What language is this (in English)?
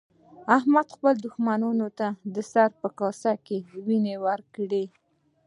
Pashto